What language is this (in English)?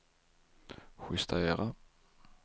Swedish